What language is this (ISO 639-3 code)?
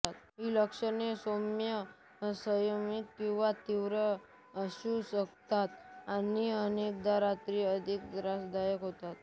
mar